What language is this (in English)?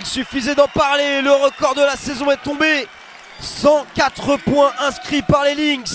French